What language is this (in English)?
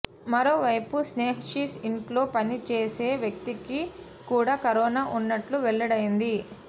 Telugu